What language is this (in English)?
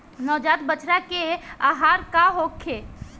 Bhojpuri